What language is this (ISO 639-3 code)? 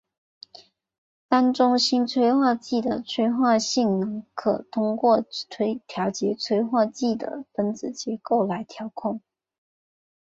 zho